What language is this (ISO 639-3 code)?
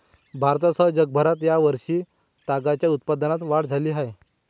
mar